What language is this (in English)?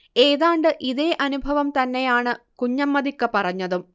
Malayalam